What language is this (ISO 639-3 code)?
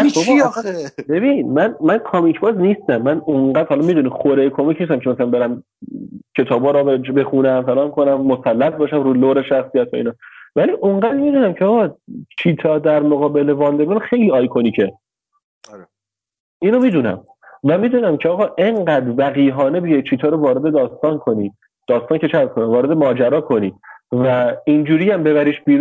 fas